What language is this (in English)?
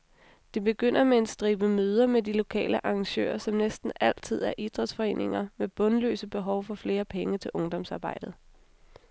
Danish